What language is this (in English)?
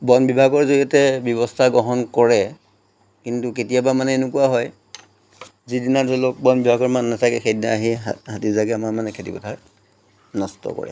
Assamese